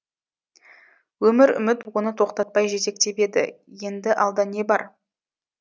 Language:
Kazakh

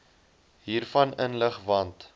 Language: Afrikaans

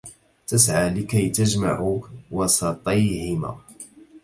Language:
Arabic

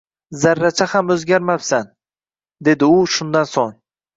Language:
Uzbek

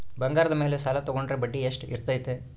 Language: Kannada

